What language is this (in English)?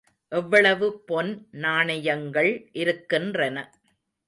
Tamil